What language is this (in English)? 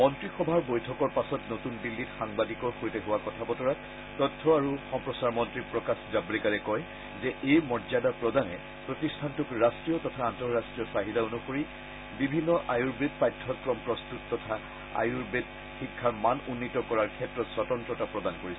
Assamese